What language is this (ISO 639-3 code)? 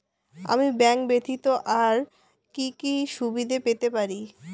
ben